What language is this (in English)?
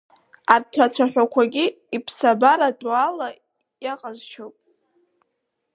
Abkhazian